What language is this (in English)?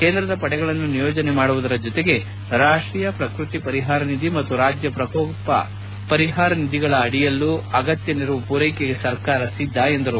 Kannada